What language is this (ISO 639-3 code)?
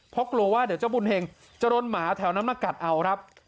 tha